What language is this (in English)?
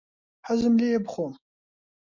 Central Kurdish